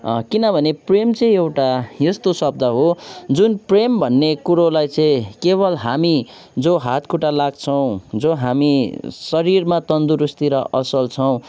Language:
Nepali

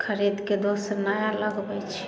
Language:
Maithili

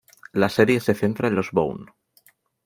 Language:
Spanish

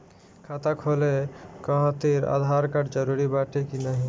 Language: Bhojpuri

